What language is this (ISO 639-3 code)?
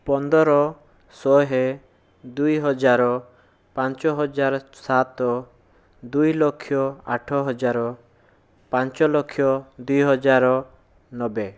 ori